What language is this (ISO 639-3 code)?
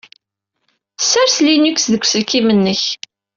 kab